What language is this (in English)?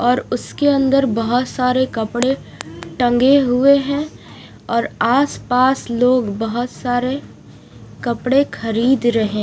Hindi